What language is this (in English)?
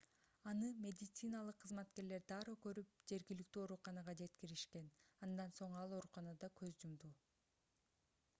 Kyrgyz